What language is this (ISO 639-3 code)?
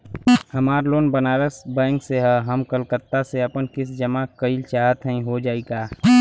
bho